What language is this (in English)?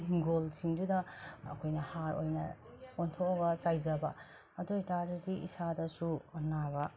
Manipuri